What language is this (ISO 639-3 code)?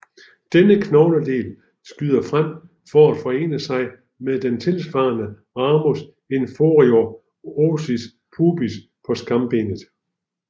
dan